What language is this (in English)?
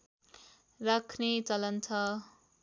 Nepali